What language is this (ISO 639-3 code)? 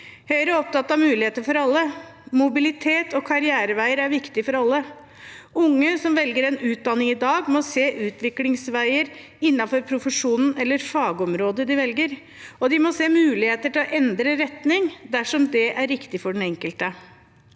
nor